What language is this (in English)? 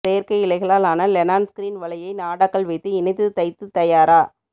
Tamil